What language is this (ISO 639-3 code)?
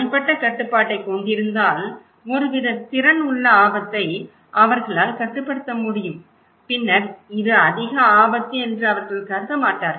tam